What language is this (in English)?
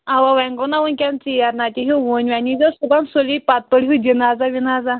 Kashmiri